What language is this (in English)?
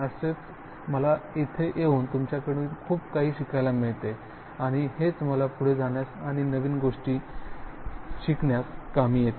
Marathi